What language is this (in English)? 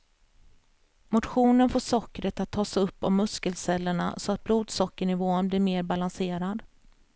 Swedish